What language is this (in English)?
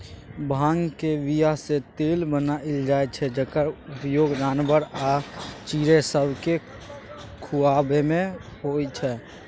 Maithili